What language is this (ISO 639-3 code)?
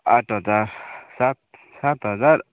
nep